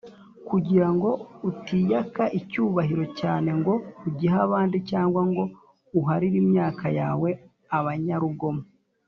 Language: Kinyarwanda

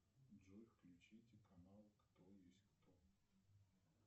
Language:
Russian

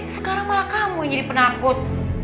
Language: Indonesian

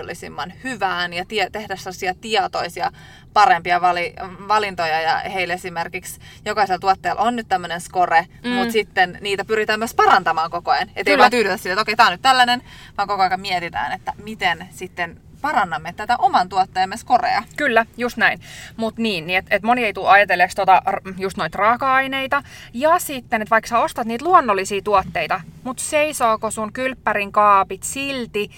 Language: Finnish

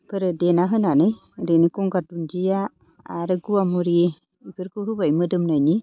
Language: Bodo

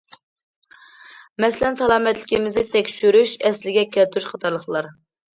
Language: Uyghur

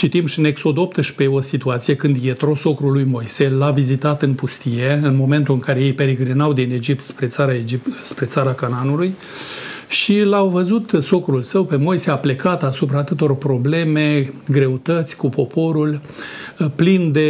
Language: Romanian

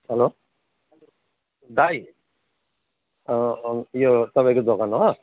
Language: Nepali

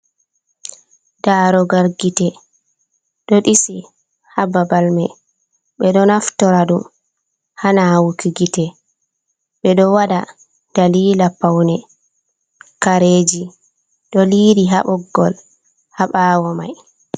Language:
Fula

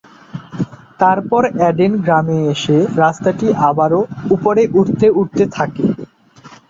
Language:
Bangla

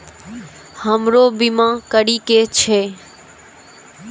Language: Maithili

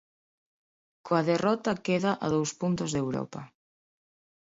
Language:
Galician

